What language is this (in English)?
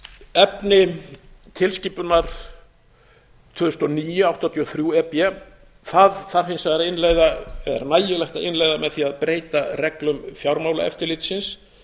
Icelandic